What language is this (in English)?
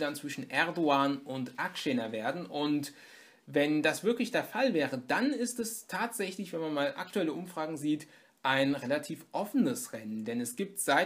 German